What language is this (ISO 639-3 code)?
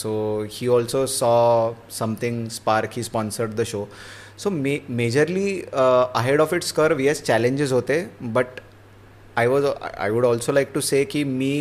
mar